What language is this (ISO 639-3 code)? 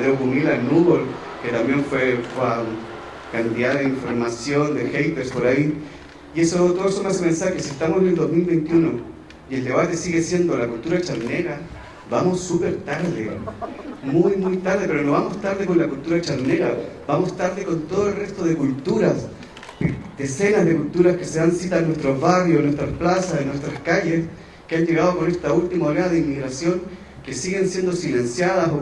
spa